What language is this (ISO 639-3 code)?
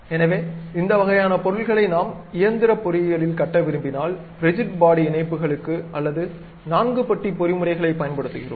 tam